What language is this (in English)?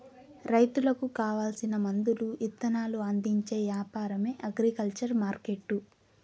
Telugu